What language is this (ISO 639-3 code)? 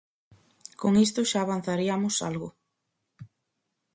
glg